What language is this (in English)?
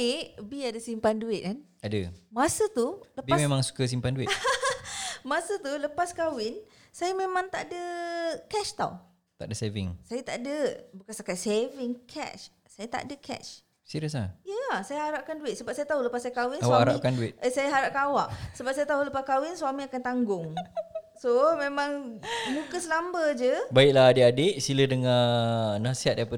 Malay